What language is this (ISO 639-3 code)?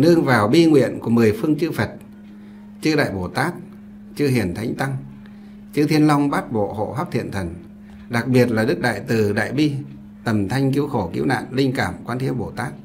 vie